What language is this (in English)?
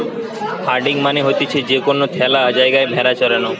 Bangla